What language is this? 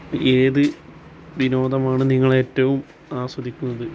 Malayalam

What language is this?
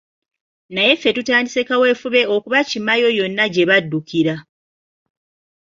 Ganda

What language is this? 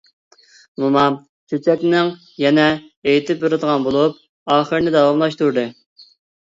Uyghur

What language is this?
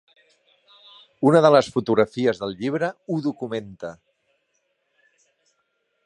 Catalan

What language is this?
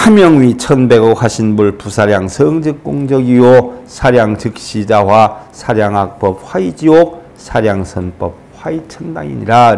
Korean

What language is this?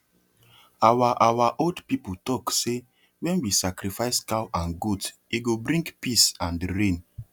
Nigerian Pidgin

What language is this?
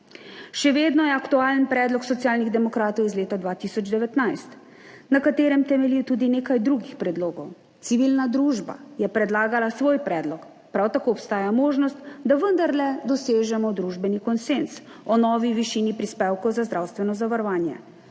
Slovenian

